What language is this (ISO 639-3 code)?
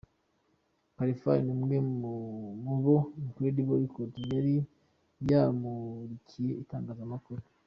kin